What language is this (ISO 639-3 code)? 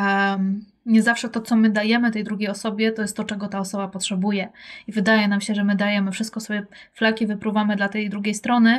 pol